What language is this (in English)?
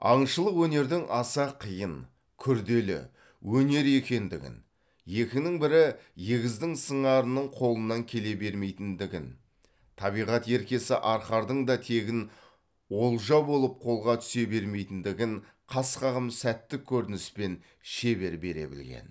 Kazakh